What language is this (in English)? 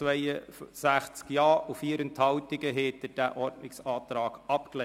Swiss German